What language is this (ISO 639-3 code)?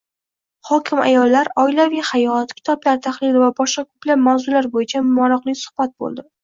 uzb